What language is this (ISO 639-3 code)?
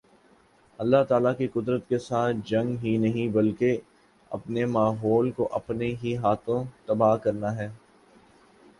urd